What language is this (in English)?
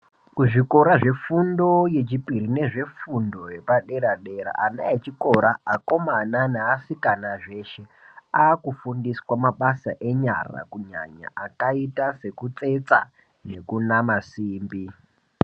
Ndau